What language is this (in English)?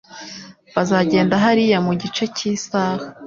Kinyarwanda